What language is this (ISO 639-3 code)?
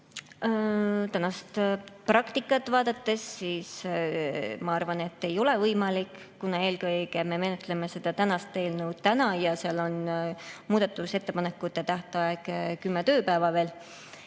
est